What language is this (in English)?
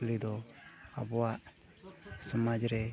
Santali